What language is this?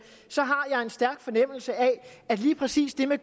Danish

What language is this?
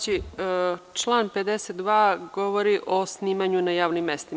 Serbian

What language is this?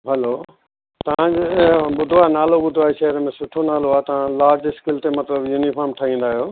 Sindhi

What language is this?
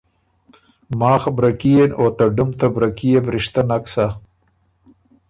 Ormuri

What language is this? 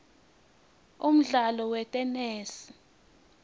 Swati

